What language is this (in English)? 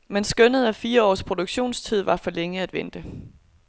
Danish